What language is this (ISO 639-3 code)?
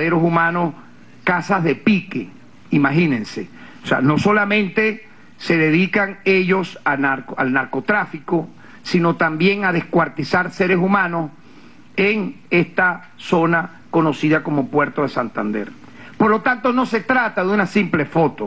spa